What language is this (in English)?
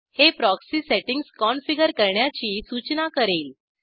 Marathi